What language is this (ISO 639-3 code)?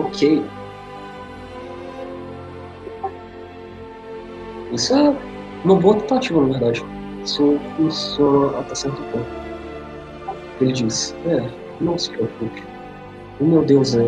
por